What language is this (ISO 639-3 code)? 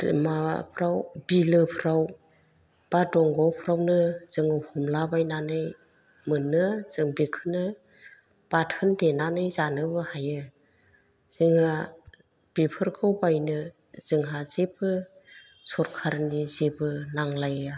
brx